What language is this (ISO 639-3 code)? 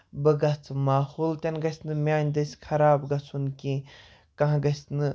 kas